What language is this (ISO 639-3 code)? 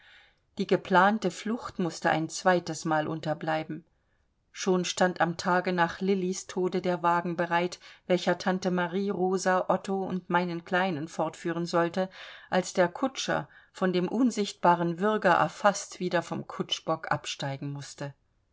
deu